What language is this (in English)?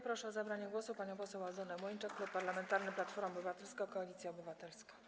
Polish